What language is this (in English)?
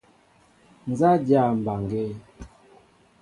Mbo (Cameroon)